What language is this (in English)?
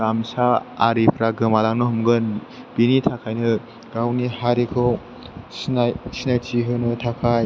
Bodo